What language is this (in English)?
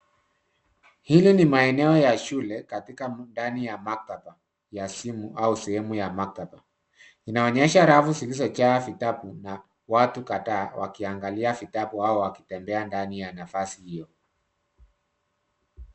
Swahili